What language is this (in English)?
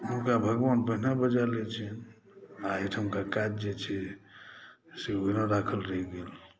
Maithili